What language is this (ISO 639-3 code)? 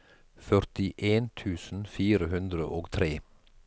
nor